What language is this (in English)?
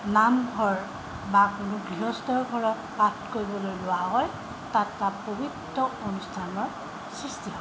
Assamese